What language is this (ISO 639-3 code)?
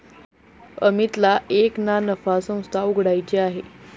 mar